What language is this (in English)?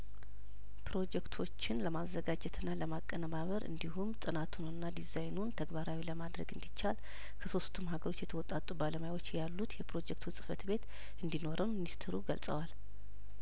Amharic